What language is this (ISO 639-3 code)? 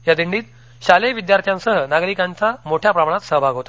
mar